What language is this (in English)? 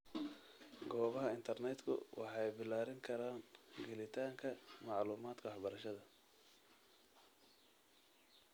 Somali